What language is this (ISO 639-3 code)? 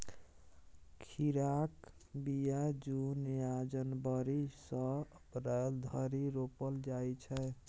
mai